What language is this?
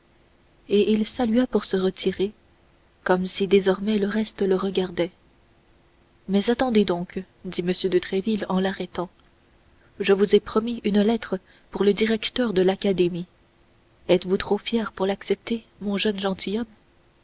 French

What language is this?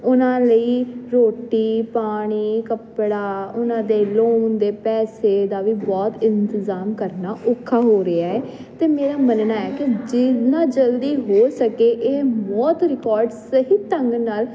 Punjabi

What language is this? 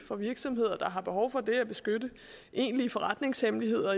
Danish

